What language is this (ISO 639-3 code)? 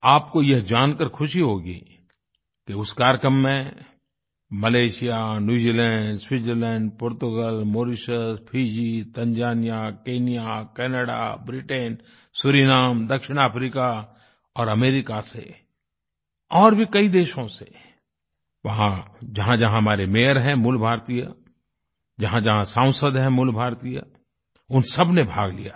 hin